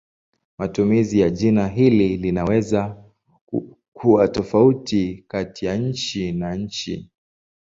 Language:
Swahili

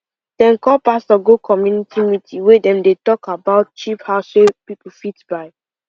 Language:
Nigerian Pidgin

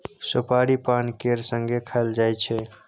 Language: Maithili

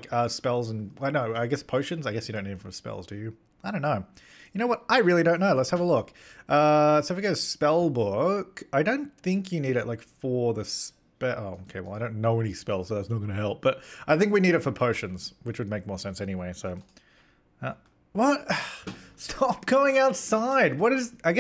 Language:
English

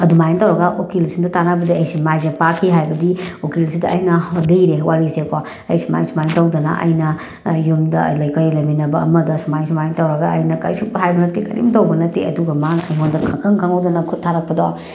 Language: Manipuri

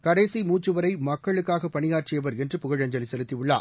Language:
Tamil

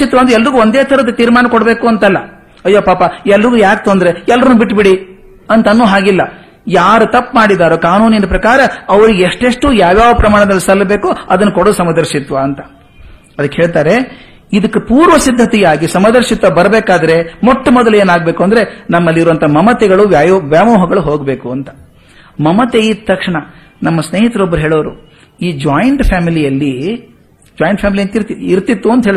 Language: Kannada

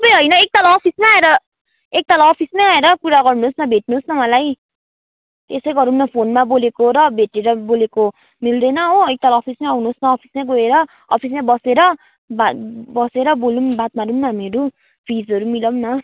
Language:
Nepali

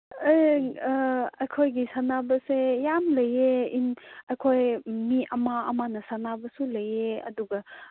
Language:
Manipuri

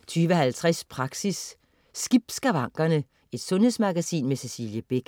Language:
Danish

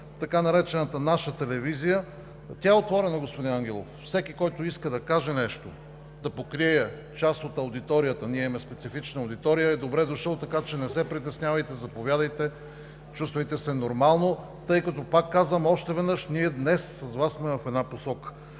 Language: Bulgarian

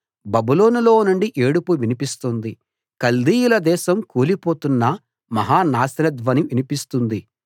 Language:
Telugu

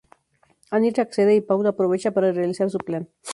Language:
Spanish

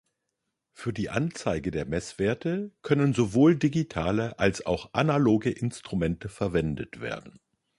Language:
German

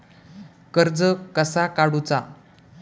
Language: Marathi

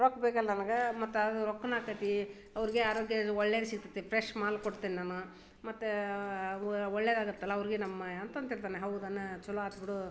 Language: Kannada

